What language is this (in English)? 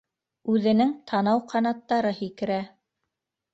Bashkir